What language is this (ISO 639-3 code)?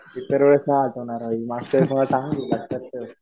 mar